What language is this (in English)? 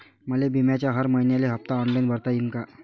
Marathi